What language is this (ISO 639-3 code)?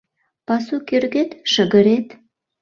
chm